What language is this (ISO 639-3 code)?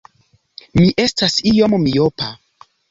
epo